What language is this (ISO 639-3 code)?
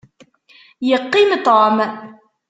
kab